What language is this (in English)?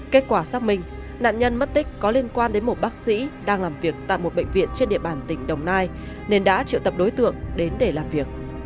Vietnamese